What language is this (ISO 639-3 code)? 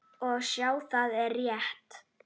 isl